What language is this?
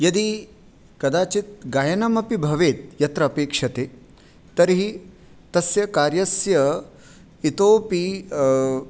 Sanskrit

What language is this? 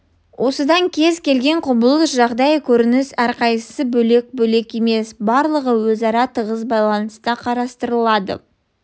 Kazakh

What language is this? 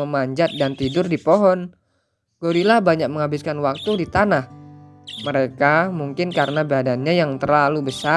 Indonesian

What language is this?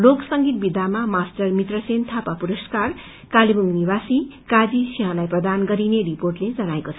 Nepali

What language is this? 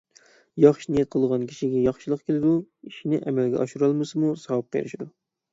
Uyghur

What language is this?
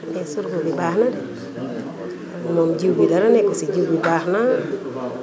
Wolof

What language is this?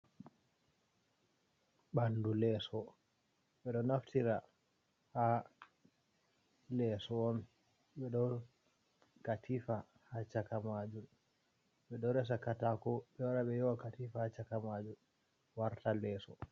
Fula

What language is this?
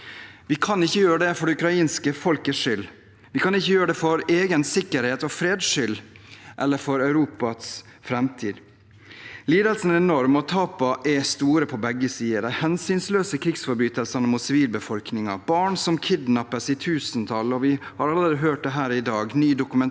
Norwegian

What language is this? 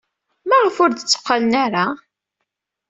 Kabyle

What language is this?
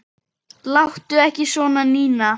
Icelandic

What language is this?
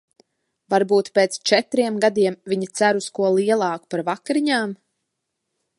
Latvian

